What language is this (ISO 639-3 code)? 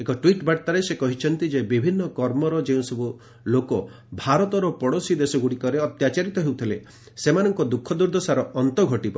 ori